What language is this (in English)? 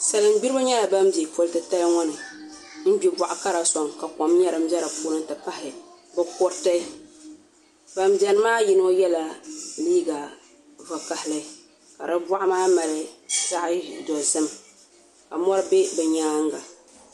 Dagbani